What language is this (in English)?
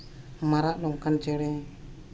Santali